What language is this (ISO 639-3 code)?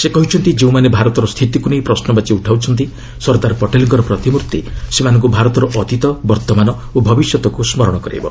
ori